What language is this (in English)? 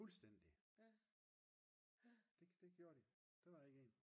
Danish